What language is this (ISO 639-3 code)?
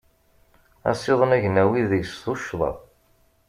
kab